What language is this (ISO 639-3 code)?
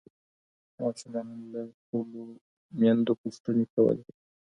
pus